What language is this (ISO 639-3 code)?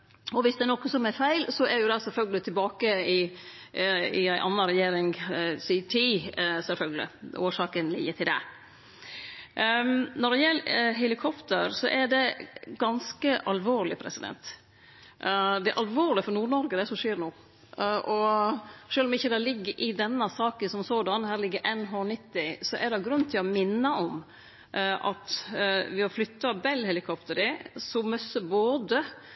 nno